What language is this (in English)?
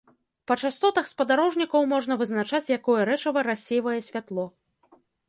Belarusian